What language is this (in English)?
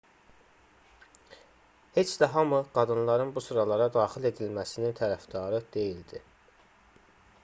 Azerbaijani